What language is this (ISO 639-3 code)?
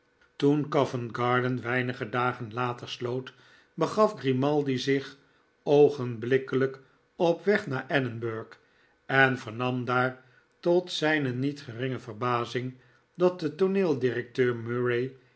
nld